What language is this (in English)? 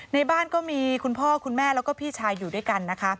Thai